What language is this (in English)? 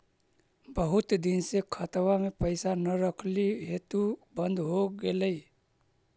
Magahi